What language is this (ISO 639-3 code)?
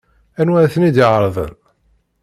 kab